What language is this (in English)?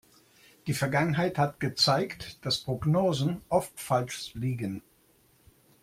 German